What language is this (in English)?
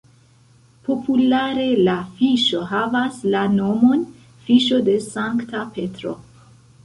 Esperanto